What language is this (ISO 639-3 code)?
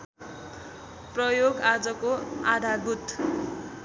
nep